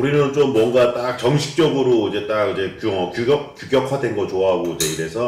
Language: Korean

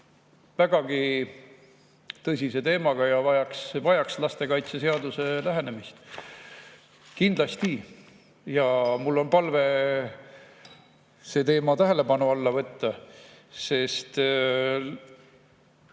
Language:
Estonian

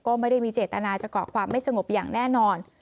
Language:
Thai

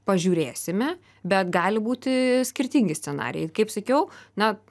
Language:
Lithuanian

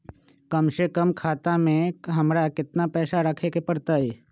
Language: Magahi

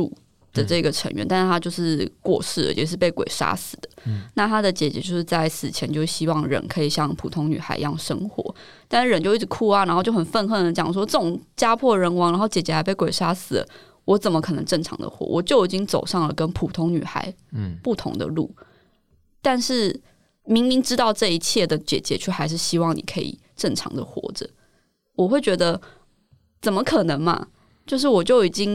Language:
Chinese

